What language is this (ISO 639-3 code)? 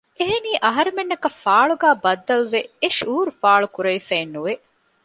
div